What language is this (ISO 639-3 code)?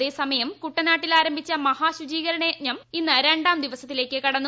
mal